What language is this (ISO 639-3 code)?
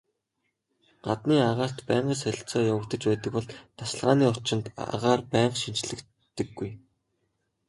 mon